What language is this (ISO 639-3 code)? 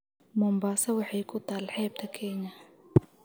som